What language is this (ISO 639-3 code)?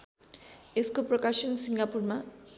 nep